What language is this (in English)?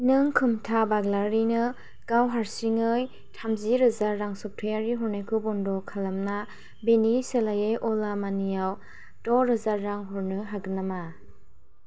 Bodo